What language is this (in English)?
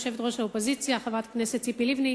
Hebrew